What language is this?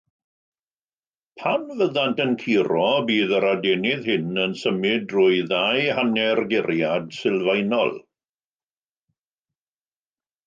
Welsh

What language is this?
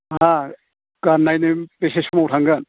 Bodo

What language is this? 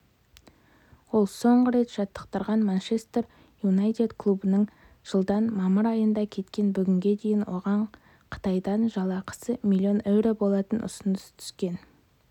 Kazakh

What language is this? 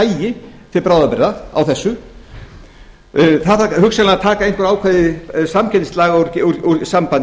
Icelandic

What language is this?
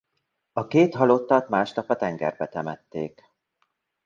Hungarian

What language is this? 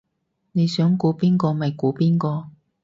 Cantonese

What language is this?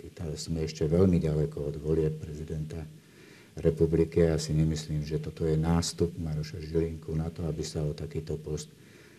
Slovak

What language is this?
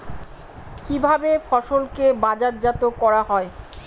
Bangla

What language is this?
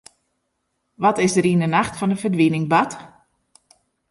Western Frisian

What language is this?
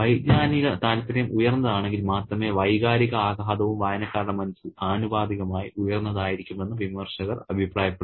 Malayalam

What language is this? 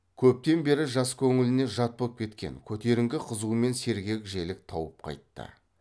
Kazakh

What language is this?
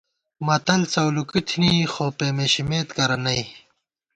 Gawar-Bati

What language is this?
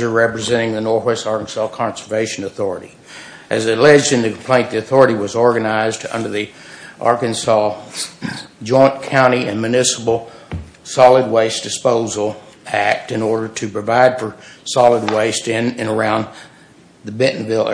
English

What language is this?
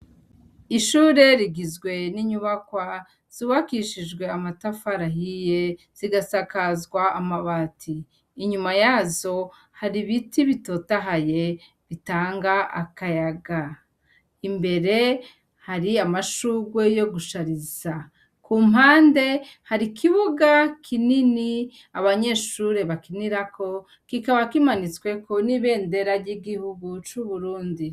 Rundi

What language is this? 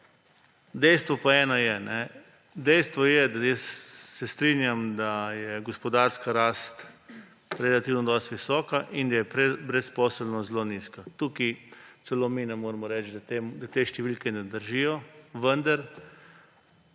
Slovenian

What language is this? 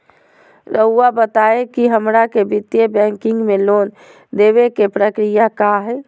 Magahi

